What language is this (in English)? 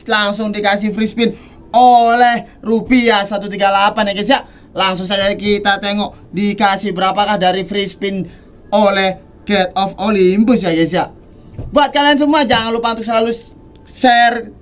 Indonesian